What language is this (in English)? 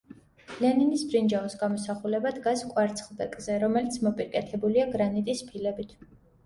Georgian